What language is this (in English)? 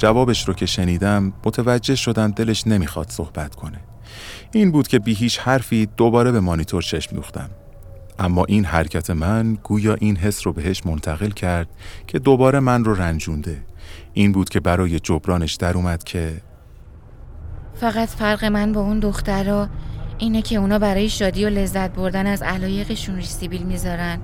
Persian